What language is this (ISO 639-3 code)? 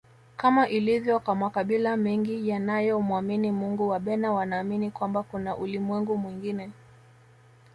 swa